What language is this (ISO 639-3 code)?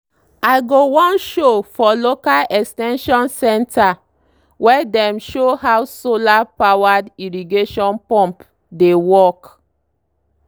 pcm